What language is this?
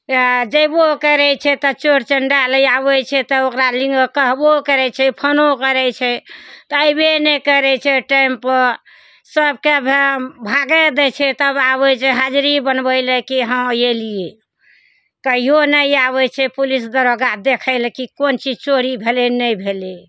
Maithili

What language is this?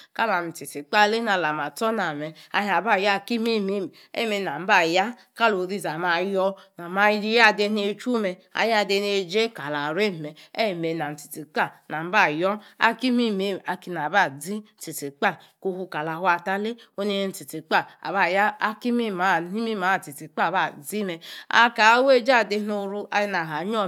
Yace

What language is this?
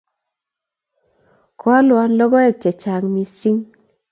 Kalenjin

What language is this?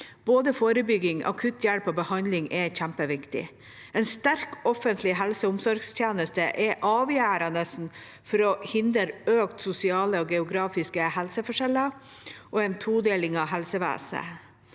Norwegian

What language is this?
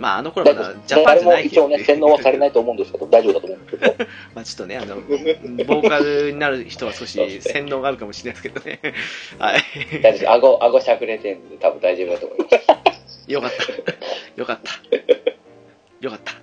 Japanese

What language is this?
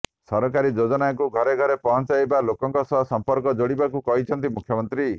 Odia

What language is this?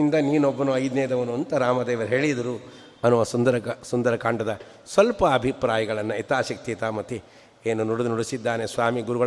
Kannada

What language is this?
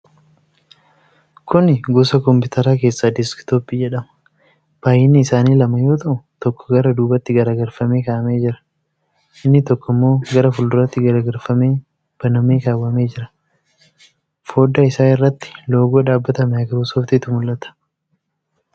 Oromo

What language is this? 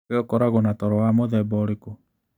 Kikuyu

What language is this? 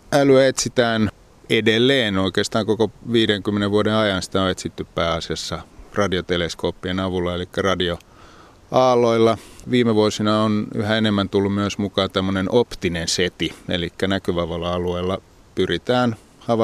Finnish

